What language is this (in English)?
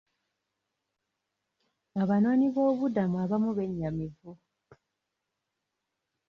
Ganda